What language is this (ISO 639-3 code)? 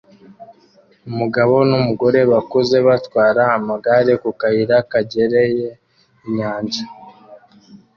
kin